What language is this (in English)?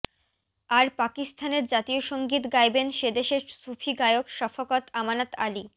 Bangla